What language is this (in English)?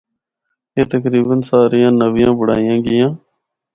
Northern Hindko